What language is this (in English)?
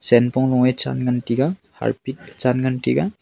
Wancho Naga